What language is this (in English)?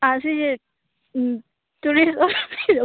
Manipuri